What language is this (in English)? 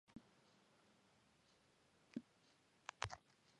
Georgian